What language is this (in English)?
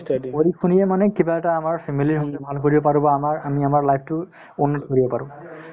Assamese